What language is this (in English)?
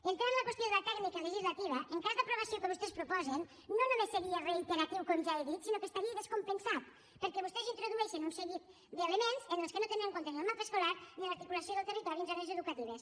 Catalan